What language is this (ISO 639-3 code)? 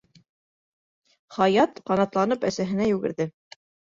bak